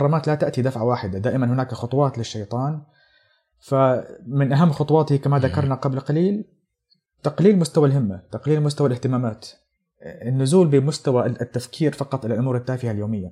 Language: Arabic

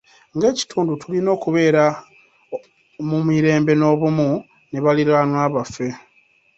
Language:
Ganda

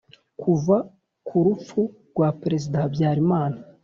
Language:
Kinyarwanda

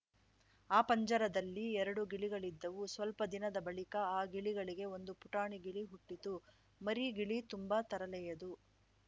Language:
Kannada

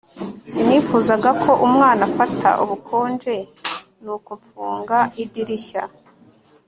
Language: Kinyarwanda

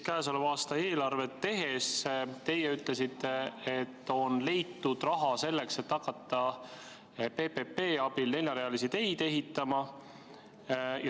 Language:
Estonian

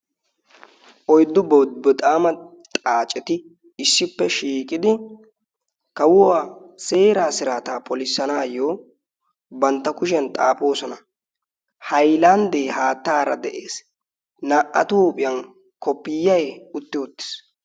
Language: Wolaytta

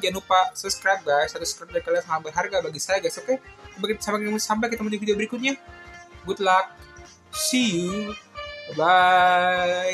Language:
Indonesian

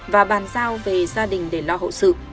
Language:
Vietnamese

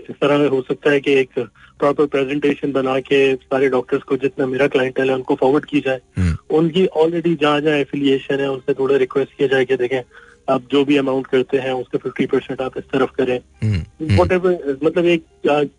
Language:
Hindi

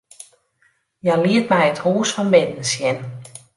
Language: Western Frisian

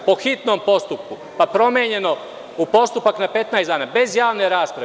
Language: Serbian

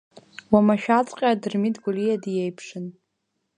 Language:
Abkhazian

